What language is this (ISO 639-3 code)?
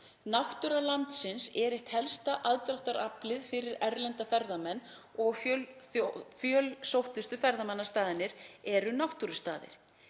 isl